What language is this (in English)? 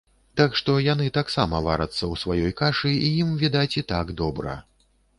Belarusian